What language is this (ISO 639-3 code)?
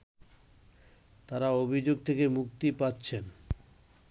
ben